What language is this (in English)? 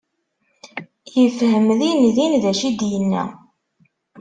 Kabyle